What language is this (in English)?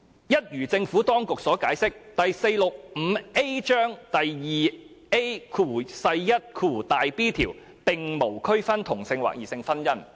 Cantonese